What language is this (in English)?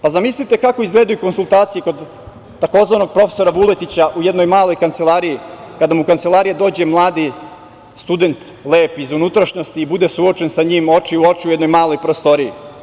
Serbian